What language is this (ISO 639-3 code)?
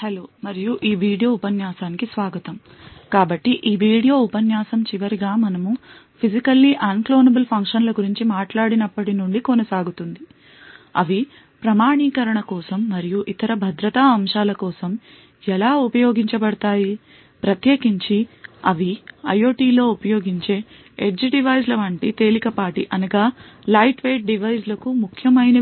tel